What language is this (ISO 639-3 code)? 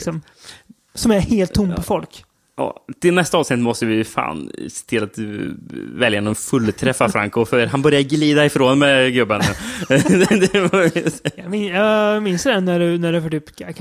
swe